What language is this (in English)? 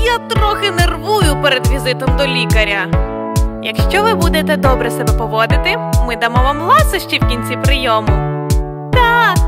Ukrainian